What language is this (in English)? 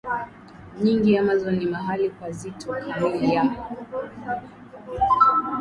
Swahili